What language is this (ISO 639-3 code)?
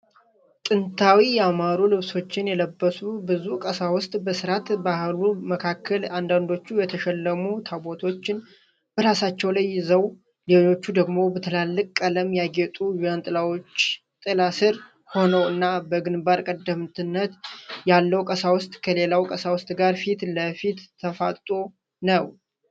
amh